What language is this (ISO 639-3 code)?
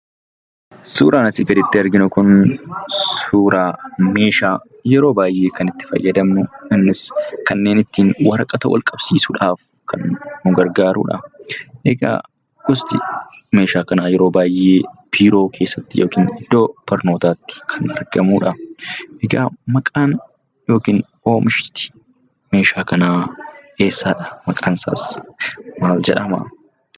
orm